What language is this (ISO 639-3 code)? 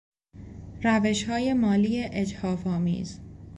fas